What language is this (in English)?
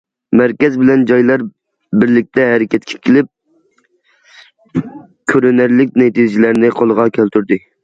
Uyghur